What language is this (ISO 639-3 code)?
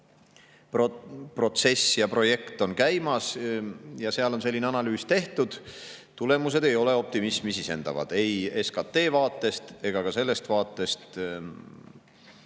est